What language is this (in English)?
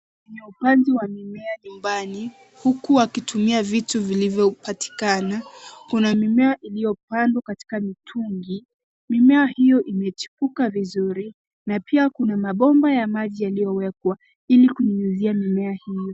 Swahili